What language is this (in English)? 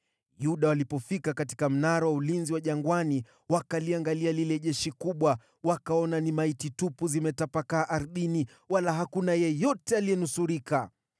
Swahili